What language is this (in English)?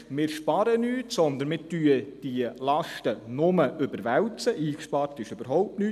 Swiss German